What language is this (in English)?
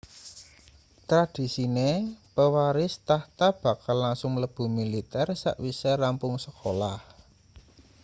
Javanese